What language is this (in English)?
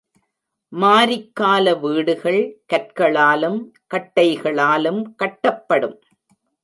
Tamil